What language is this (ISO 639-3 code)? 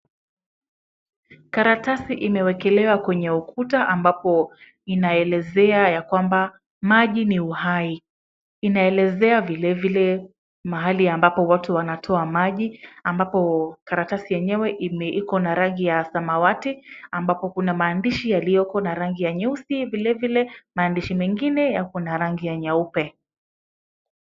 swa